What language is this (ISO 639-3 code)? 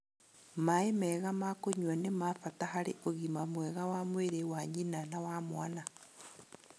kik